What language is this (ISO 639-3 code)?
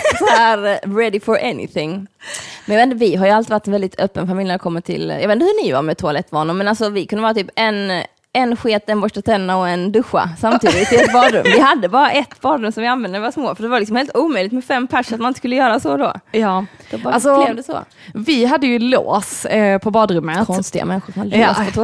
swe